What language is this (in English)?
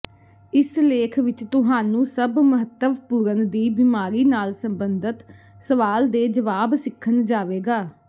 Punjabi